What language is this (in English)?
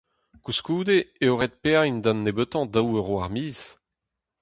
Breton